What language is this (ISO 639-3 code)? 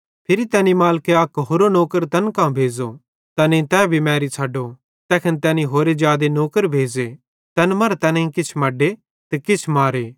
bhd